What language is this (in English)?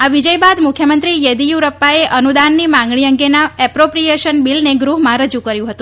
Gujarati